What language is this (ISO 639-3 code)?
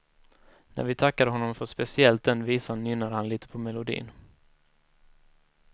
swe